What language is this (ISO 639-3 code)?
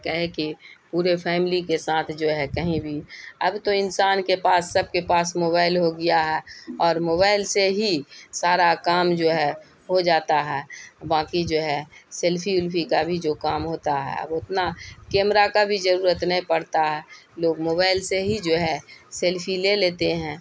urd